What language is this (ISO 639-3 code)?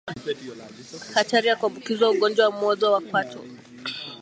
swa